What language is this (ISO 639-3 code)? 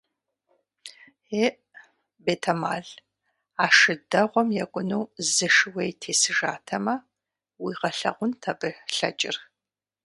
kbd